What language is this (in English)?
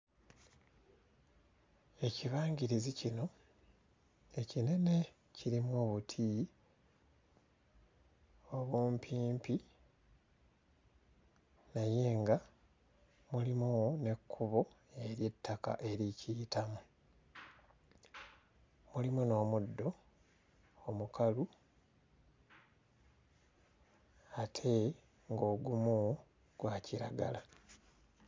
Ganda